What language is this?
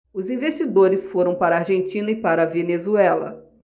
Portuguese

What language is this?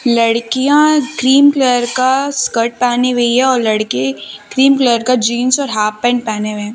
Hindi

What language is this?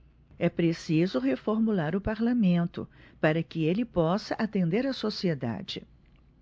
Portuguese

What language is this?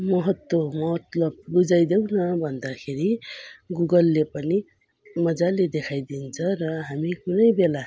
Nepali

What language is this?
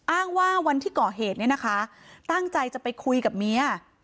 Thai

